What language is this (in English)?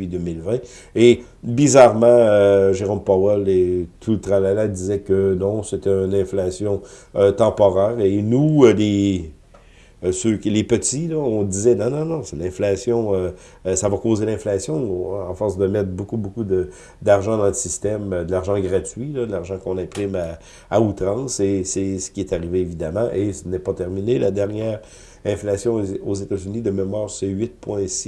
French